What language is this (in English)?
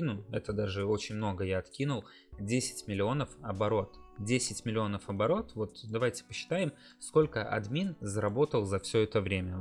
Russian